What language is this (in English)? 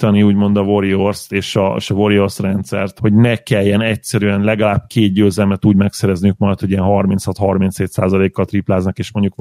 Hungarian